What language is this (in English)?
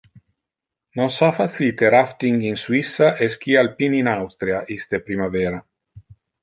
Interlingua